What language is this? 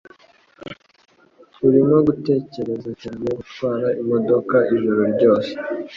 Kinyarwanda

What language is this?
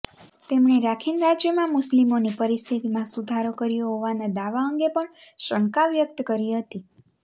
Gujarati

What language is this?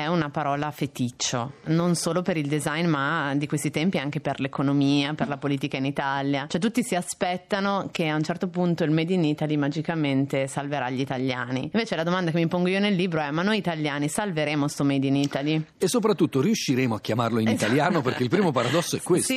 Italian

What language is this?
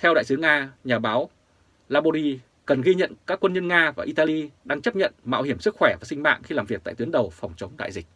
Vietnamese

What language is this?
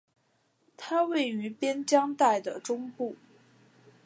Chinese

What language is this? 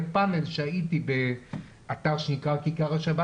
Hebrew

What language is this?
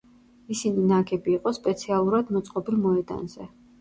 Georgian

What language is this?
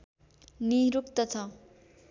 Nepali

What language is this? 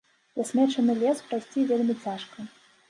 Belarusian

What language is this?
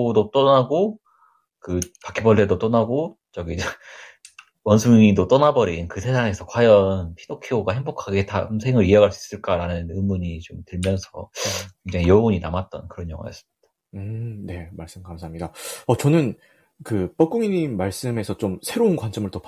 Korean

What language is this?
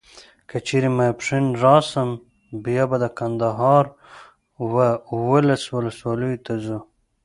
Pashto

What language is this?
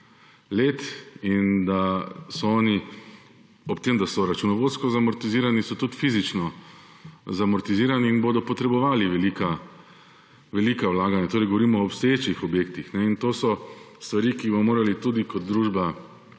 Slovenian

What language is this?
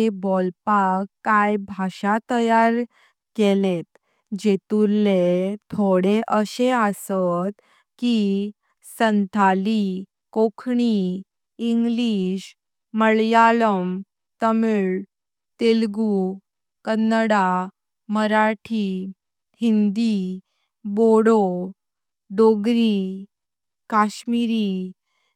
Konkani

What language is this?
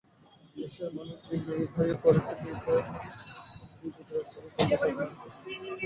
Bangla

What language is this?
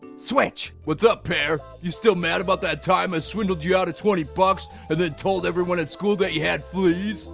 English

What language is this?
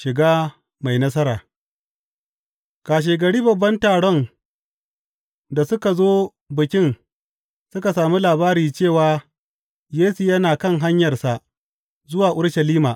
Hausa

